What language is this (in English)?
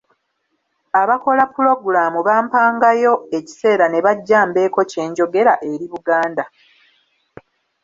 Ganda